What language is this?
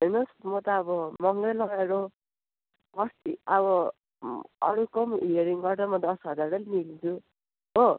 Nepali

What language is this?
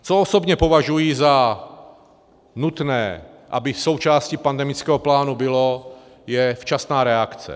Czech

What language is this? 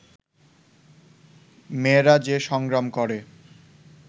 Bangla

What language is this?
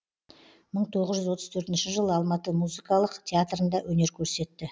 Kazakh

